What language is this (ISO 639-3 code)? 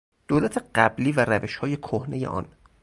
fas